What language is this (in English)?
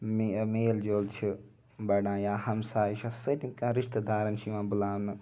Kashmiri